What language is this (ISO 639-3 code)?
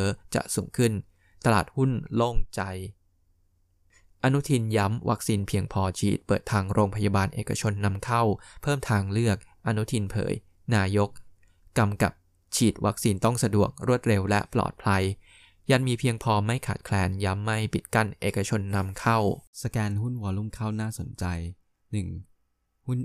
tha